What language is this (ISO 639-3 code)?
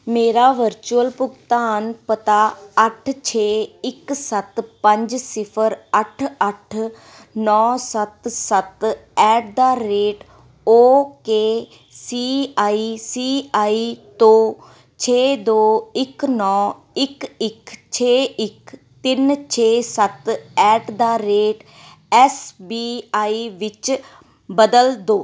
pan